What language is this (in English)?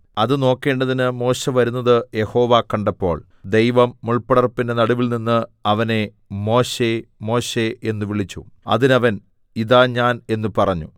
Malayalam